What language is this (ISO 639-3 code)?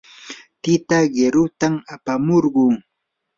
qur